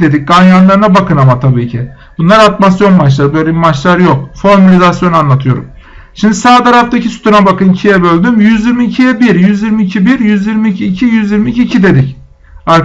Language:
Turkish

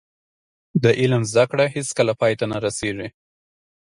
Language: Pashto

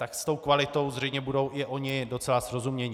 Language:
Czech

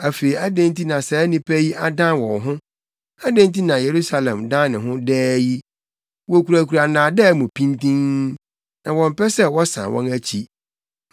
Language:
Akan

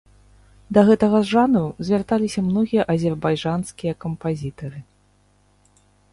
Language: Belarusian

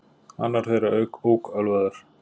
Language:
Icelandic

